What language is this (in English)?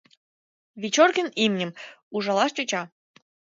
Mari